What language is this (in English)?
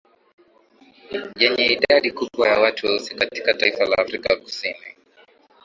Swahili